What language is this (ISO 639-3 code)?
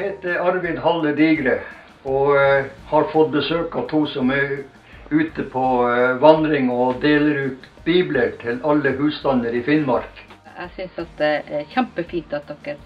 nor